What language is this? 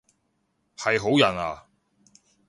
Cantonese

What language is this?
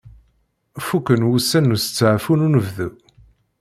Kabyle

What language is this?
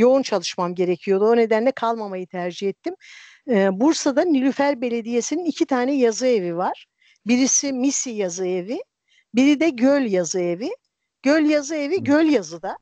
Turkish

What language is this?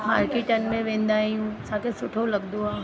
Sindhi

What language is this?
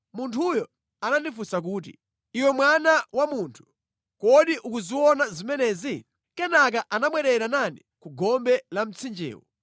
Nyanja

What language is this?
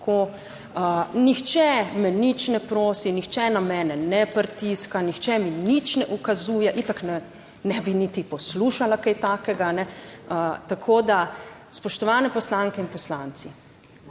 Slovenian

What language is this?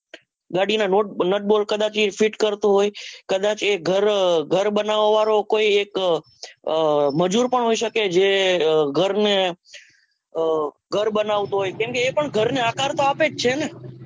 Gujarati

